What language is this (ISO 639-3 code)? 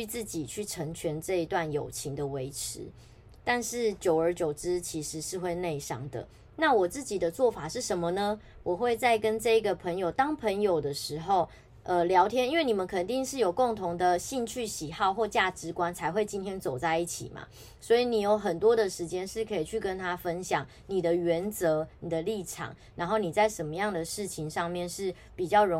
zho